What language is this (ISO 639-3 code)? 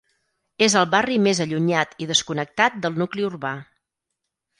cat